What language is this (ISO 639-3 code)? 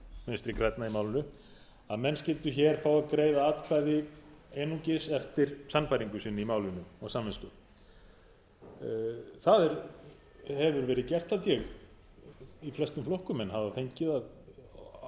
isl